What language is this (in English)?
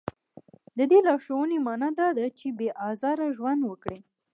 Pashto